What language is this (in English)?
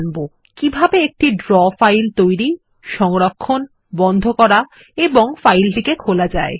Bangla